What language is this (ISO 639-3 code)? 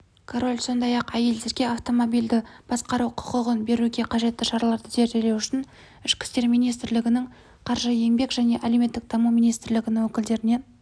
kaz